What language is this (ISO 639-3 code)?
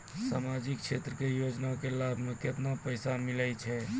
mai